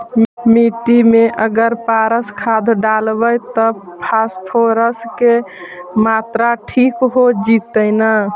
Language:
Magahi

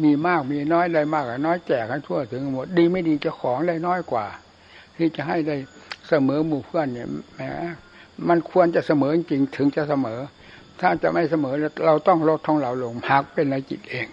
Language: Thai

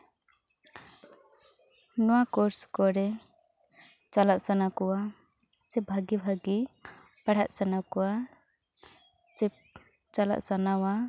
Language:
Santali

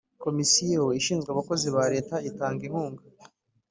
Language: Kinyarwanda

